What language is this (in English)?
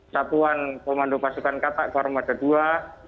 Indonesian